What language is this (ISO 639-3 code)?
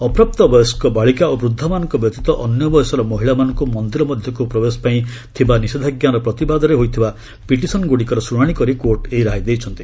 ori